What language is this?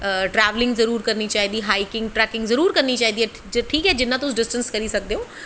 Dogri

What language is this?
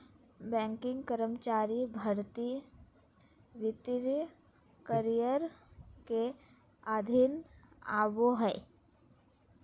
Magahi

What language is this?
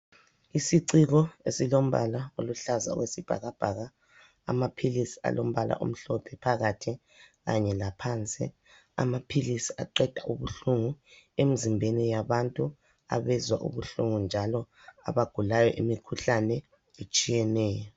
North Ndebele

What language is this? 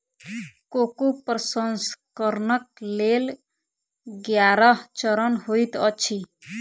Maithili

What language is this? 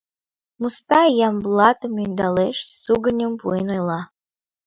Mari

